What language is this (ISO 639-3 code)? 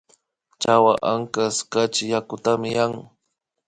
qvi